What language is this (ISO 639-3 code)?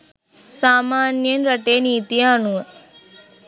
sin